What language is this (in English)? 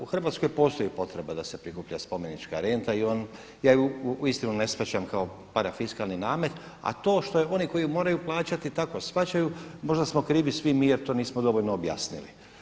Croatian